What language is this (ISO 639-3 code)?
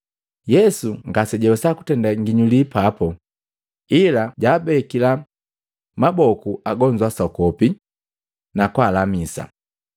mgv